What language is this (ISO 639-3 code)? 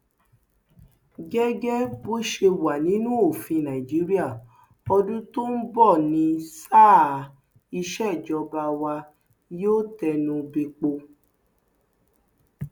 yor